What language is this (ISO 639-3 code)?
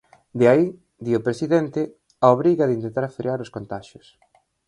glg